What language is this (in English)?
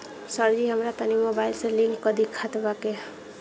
Bhojpuri